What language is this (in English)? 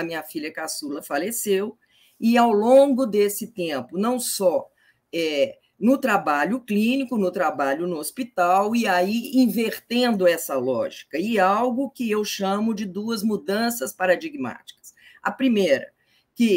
Portuguese